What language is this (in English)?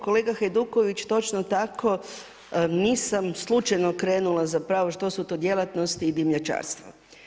Croatian